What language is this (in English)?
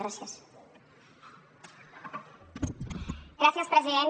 Catalan